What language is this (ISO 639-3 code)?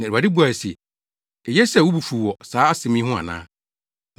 aka